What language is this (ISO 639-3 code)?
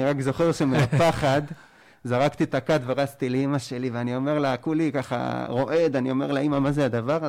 heb